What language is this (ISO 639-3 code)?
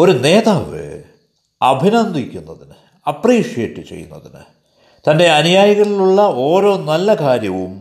mal